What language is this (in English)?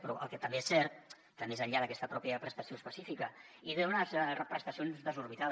Catalan